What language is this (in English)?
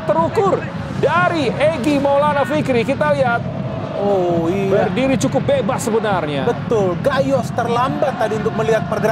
Indonesian